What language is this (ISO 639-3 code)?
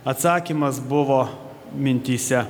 lit